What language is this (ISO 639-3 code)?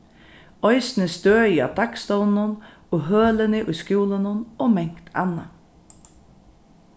fao